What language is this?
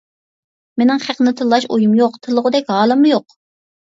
Uyghur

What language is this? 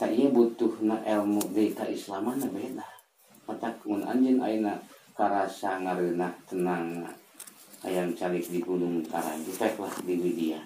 Indonesian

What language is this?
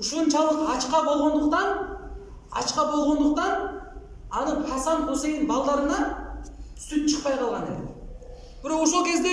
Turkish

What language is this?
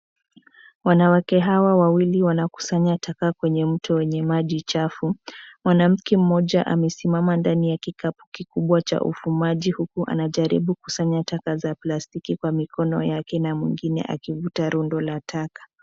Swahili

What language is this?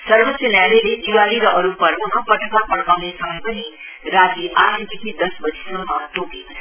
Nepali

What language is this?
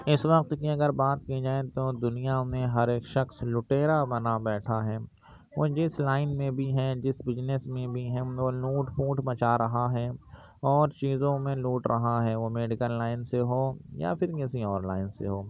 Urdu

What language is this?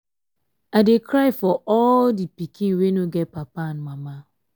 Nigerian Pidgin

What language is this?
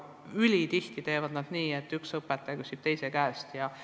Estonian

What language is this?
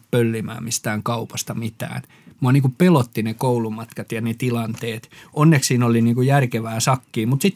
Finnish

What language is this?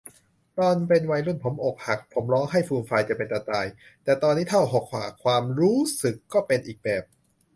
Thai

